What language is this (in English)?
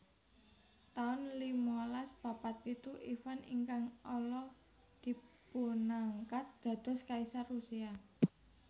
Javanese